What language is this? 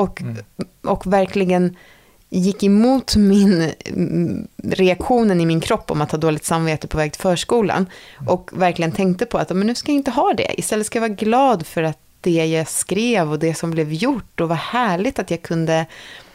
Swedish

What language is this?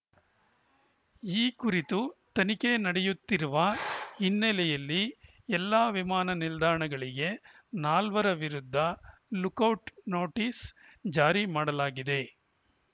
Kannada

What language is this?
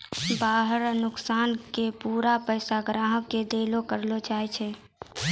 Maithili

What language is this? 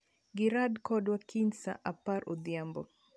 Luo (Kenya and Tanzania)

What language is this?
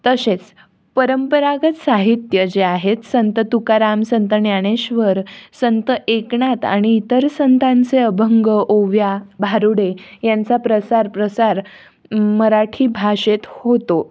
Marathi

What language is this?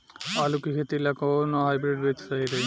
Bhojpuri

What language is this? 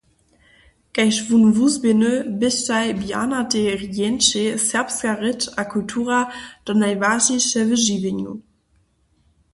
Upper Sorbian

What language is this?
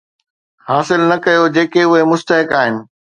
Sindhi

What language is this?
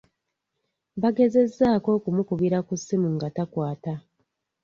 Ganda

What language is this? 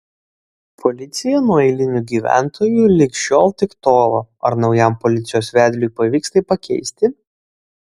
Lithuanian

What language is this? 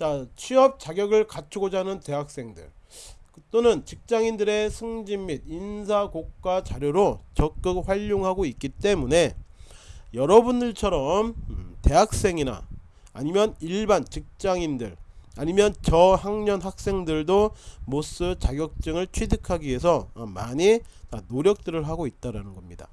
Korean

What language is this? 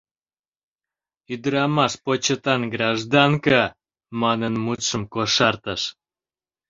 Mari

